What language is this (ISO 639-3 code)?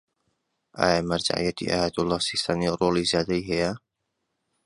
ckb